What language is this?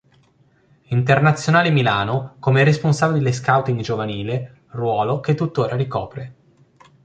Italian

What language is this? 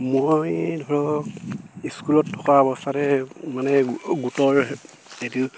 Assamese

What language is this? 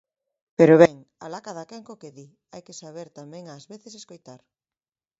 Galician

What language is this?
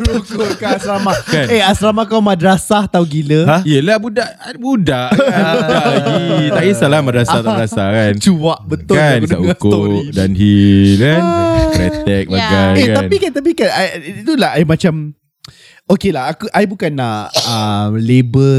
Malay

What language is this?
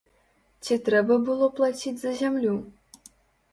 Belarusian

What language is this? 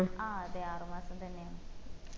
Malayalam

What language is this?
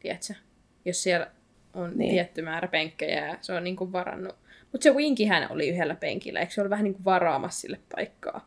Finnish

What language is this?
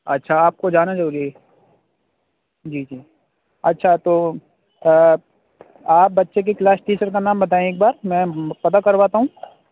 Urdu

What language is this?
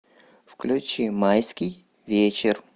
Russian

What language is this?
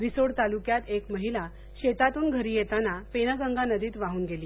Marathi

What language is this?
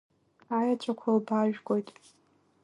Abkhazian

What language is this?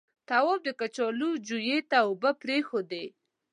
Pashto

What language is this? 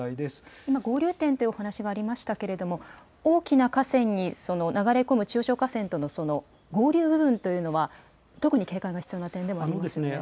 Japanese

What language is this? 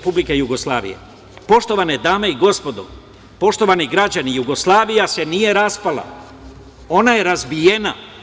Serbian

